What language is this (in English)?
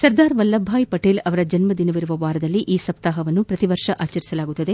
Kannada